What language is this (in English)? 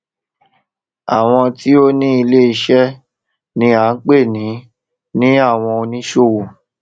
Yoruba